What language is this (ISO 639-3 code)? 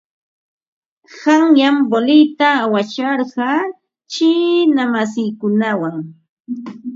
qva